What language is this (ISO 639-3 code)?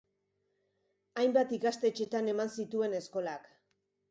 eus